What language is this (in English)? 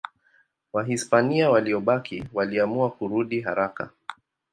Swahili